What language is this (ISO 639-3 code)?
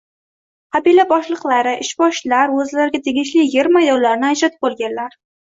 uzb